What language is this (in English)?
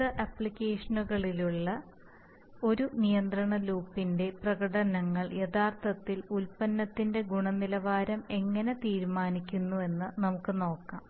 Malayalam